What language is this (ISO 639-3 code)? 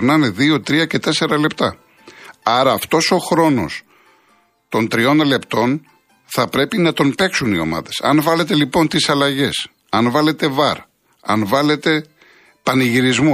ell